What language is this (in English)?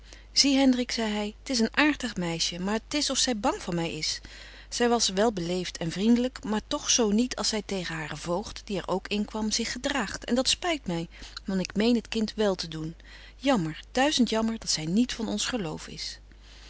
Dutch